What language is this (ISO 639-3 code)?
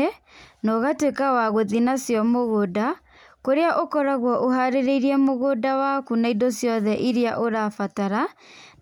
kik